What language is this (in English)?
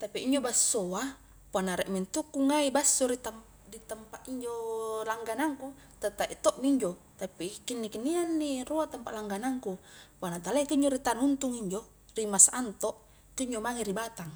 Highland Konjo